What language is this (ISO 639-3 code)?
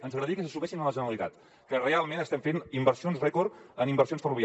cat